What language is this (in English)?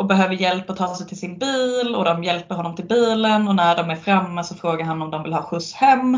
Swedish